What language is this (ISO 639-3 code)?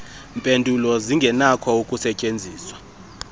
xho